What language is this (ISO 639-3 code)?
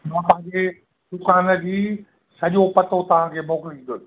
snd